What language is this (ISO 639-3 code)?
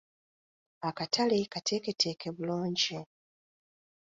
lug